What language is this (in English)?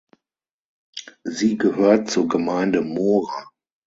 German